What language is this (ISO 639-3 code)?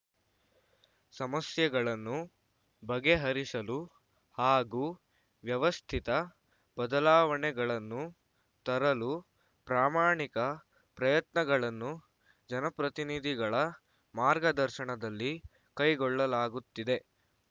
kan